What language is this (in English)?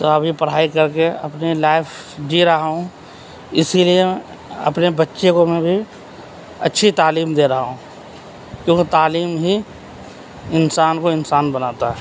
Urdu